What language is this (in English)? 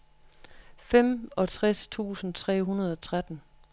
Danish